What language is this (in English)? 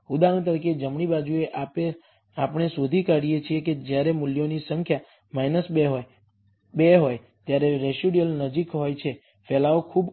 Gujarati